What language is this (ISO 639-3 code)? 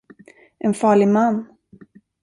swe